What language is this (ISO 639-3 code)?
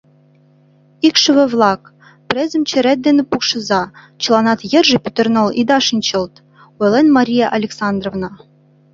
chm